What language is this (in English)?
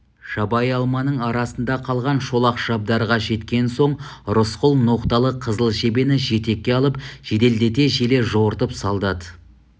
Kazakh